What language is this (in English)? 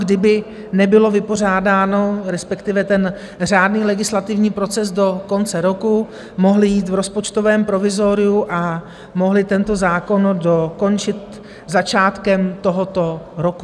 Czech